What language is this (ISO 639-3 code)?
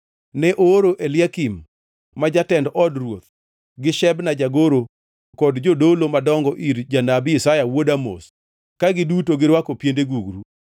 luo